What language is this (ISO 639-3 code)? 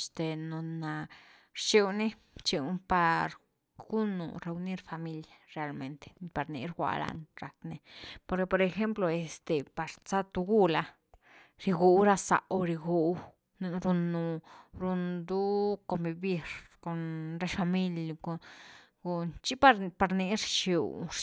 ztu